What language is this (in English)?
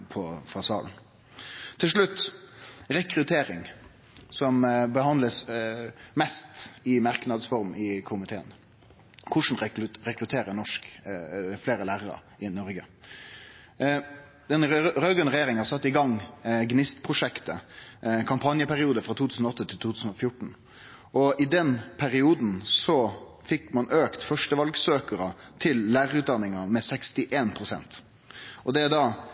Norwegian Nynorsk